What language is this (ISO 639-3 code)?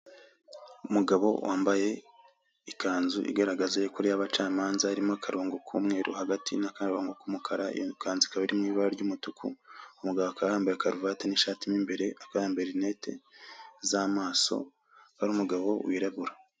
kin